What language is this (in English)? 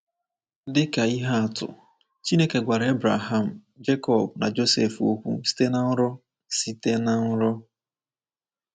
Igbo